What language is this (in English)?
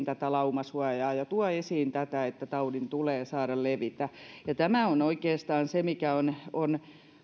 Finnish